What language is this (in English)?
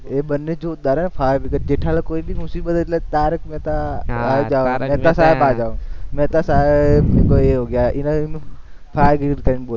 Gujarati